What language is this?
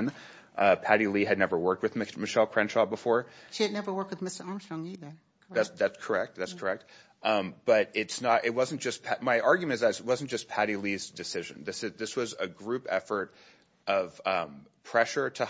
English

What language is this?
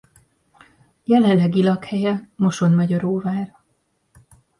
Hungarian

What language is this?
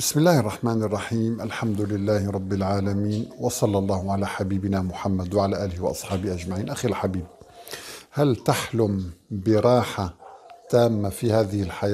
Arabic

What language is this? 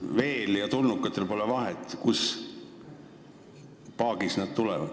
Estonian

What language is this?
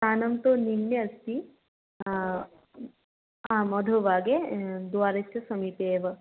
Sanskrit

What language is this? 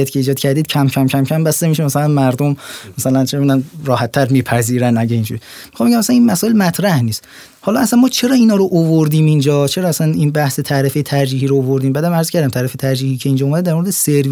Persian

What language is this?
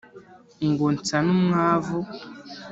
Kinyarwanda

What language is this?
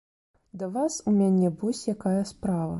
Belarusian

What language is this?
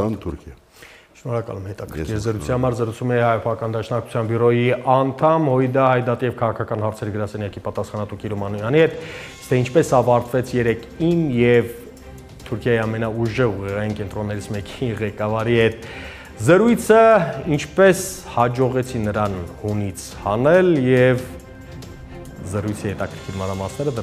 Turkish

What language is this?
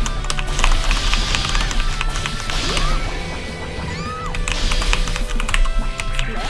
Korean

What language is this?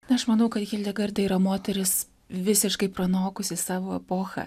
Lithuanian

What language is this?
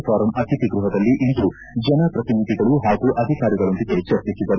Kannada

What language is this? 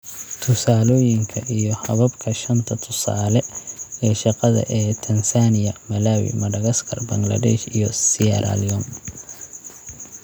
Somali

